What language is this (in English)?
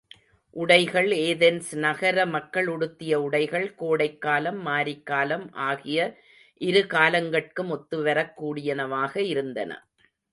Tamil